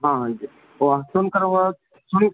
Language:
Urdu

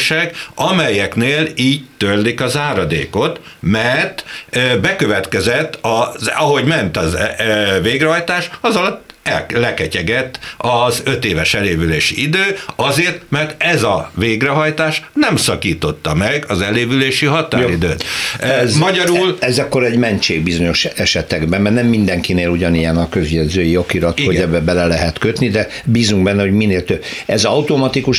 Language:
Hungarian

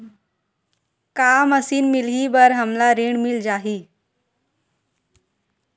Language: Chhattisgarhi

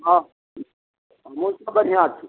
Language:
Maithili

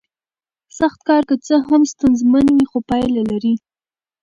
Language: Pashto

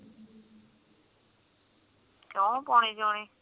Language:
Punjabi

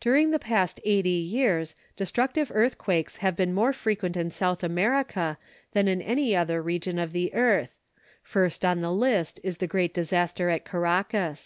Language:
English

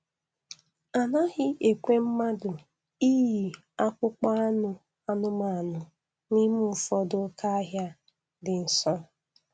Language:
Igbo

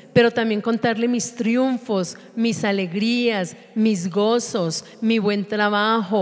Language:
Spanish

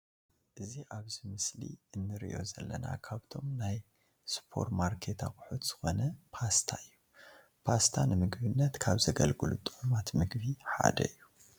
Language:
Tigrinya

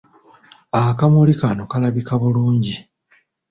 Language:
Ganda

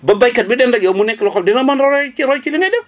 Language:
Wolof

